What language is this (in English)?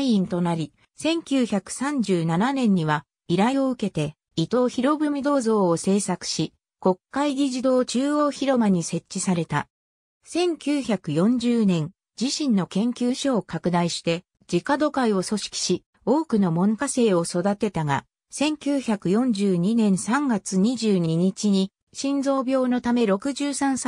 Japanese